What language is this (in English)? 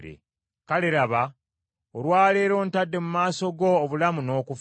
Ganda